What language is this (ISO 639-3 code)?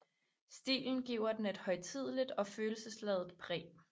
dan